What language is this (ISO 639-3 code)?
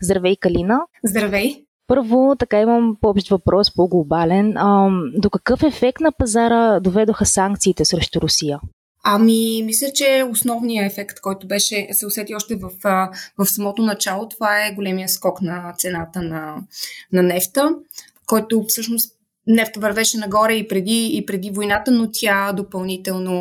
bul